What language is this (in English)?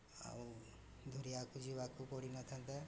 Odia